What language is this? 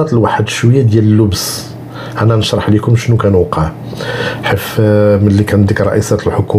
Arabic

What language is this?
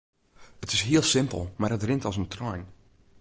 Western Frisian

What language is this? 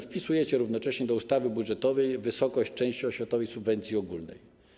Polish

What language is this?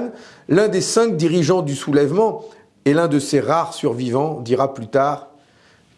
French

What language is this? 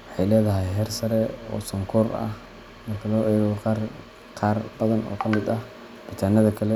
Somali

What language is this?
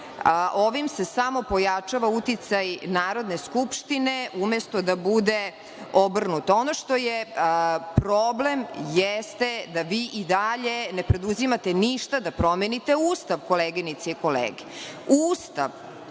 Serbian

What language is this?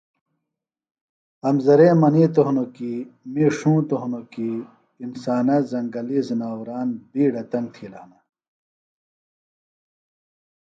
Phalura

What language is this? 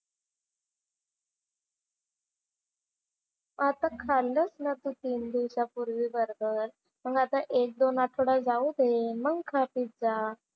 Marathi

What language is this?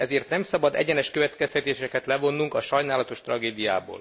Hungarian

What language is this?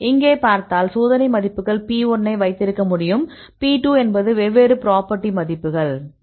Tamil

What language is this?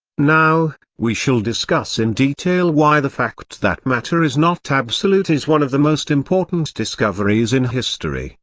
English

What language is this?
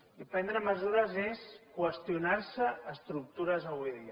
Catalan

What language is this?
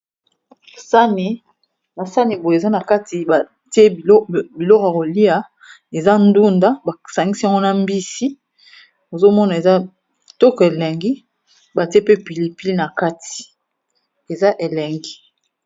Lingala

